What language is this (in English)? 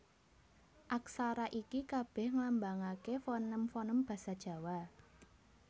Javanese